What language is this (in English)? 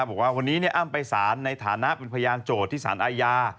Thai